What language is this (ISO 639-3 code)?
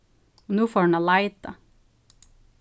fao